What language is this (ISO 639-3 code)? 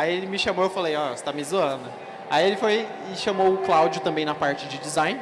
por